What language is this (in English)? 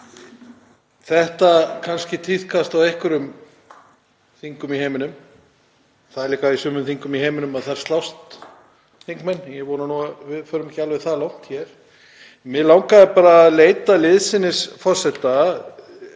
Icelandic